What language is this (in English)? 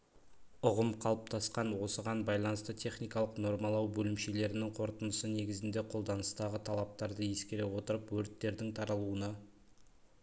Kazakh